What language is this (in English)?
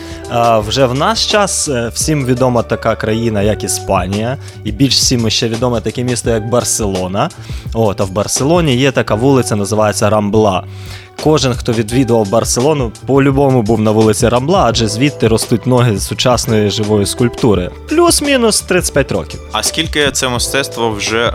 Ukrainian